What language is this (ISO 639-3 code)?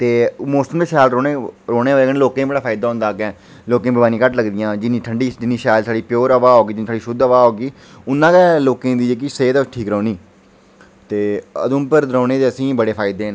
doi